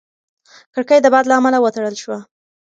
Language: Pashto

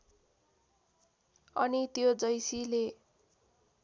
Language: Nepali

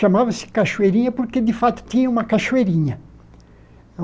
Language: Portuguese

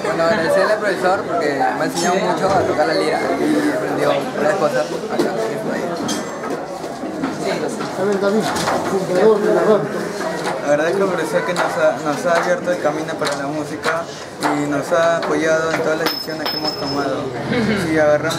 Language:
Spanish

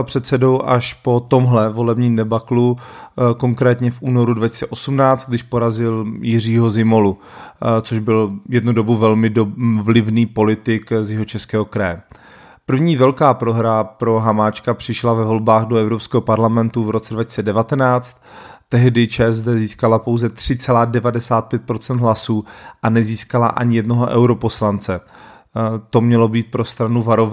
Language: Czech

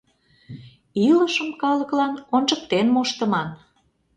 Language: Mari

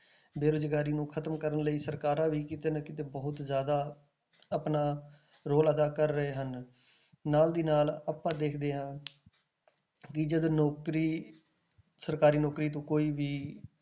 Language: Punjabi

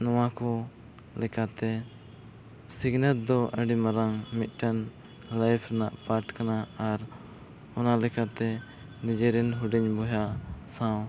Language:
Santali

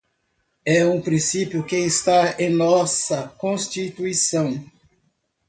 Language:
Portuguese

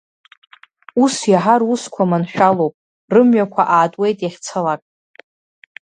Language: Abkhazian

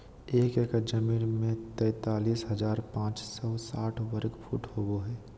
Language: Magahi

